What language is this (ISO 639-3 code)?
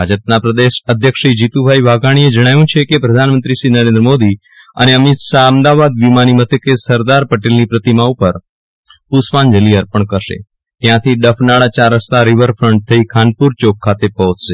guj